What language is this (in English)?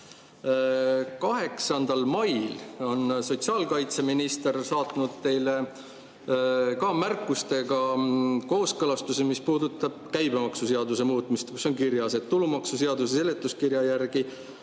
Estonian